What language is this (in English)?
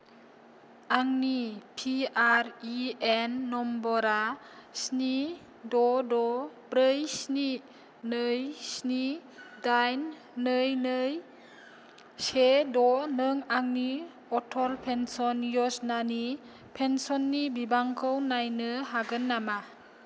Bodo